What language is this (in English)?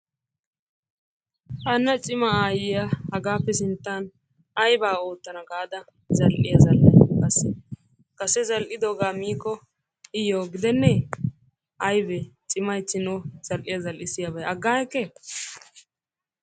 Wolaytta